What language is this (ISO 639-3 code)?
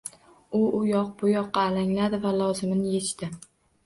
uzb